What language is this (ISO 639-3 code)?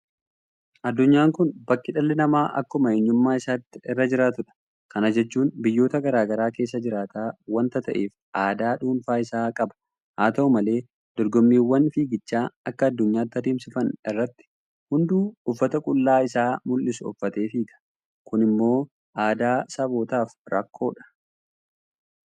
orm